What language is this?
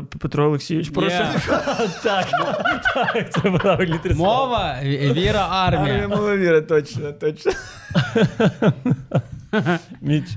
Ukrainian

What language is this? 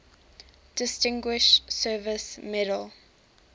English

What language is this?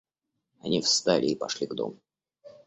Russian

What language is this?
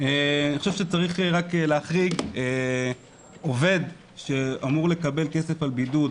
Hebrew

